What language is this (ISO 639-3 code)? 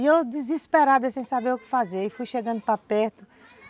por